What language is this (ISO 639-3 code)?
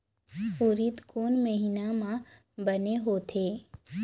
hne